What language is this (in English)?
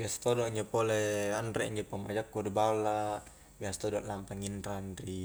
Highland Konjo